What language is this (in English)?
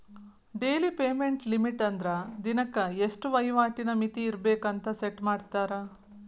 Kannada